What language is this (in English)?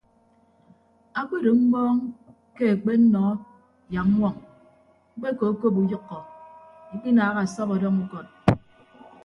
Ibibio